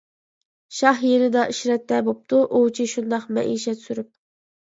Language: Uyghur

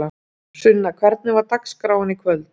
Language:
Icelandic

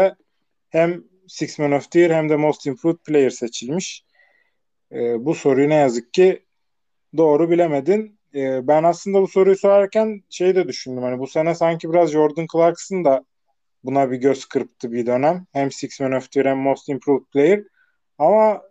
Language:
Turkish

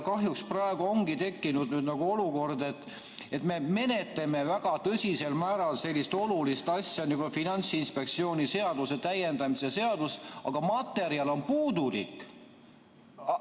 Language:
Estonian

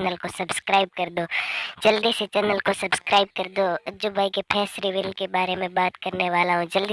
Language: Hindi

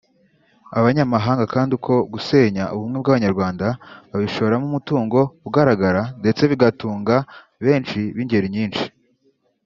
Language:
Kinyarwanda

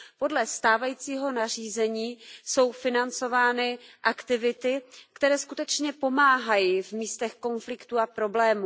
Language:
Czech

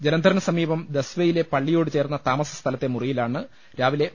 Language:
Malayalam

